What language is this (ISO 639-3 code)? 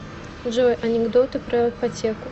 rus